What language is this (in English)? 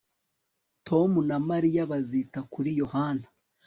Kinyarwanda